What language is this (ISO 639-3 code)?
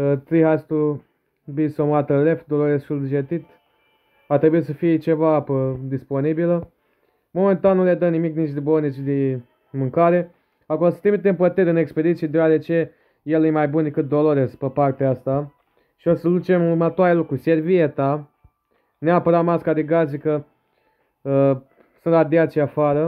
ron